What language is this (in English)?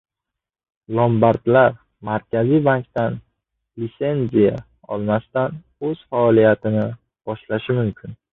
Uzbek